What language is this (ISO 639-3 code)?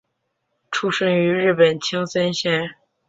zho